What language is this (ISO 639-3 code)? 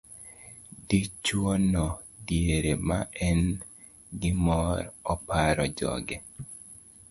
luo